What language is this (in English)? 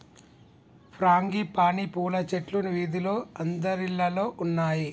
Telugu